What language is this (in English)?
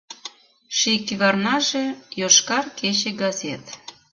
Mari